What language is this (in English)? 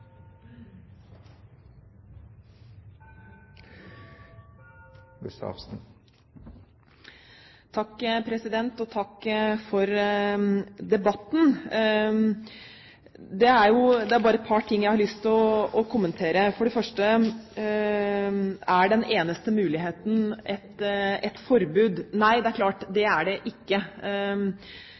Norwegian Bokmål